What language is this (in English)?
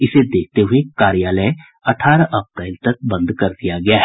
Hindi